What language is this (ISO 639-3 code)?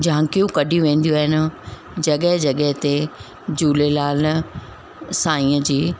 snd